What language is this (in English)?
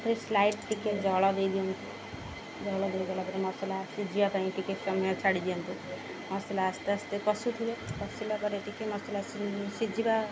Odia